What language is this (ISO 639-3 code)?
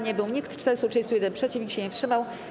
pol